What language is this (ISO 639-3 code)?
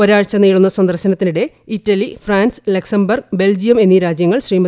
mal